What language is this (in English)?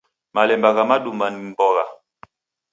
Taita